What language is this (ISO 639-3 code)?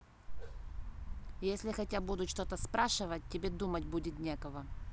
rus